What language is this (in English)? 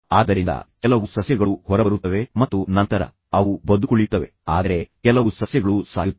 Kannada